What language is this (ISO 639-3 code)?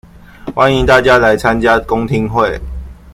zho